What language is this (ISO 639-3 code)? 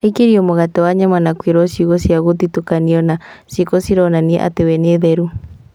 kik